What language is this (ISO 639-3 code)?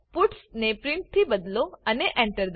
guj